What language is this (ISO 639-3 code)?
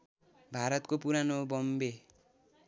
nep